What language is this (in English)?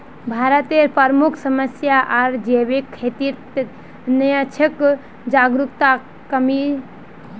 Magahi